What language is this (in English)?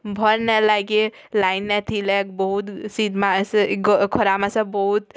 Odia